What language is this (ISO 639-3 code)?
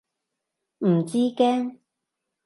yue